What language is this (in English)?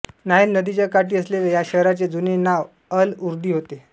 Marathi